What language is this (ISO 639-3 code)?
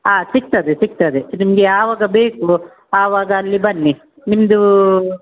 kan